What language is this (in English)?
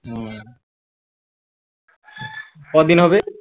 Bangla